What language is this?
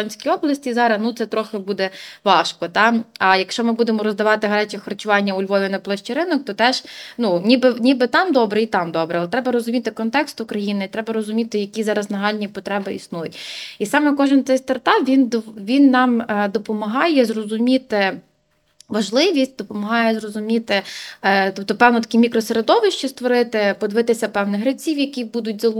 Ukrainian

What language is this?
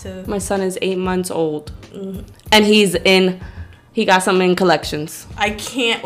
English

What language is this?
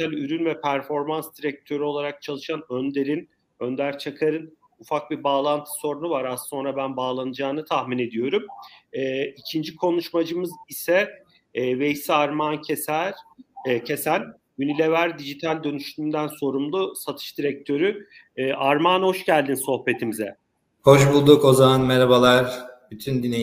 Turkish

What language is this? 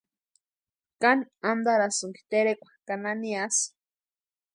Western Highland Purepecha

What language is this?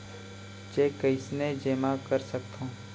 Chhattisgarhi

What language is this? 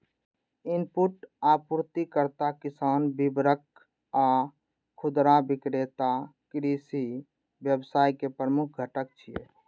Maithili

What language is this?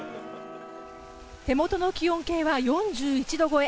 Japanese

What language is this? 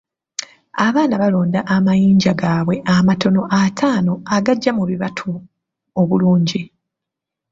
Ganda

